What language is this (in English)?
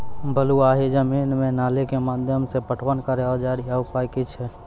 Maithili